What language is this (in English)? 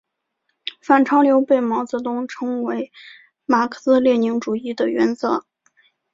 Chinese